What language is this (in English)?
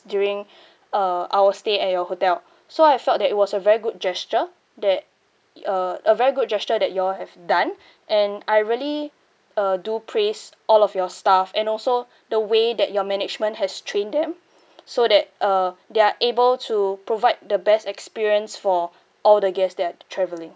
English